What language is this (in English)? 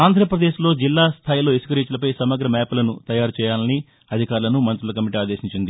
Telugu